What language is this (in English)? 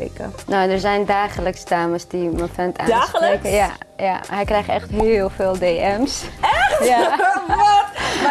Dutch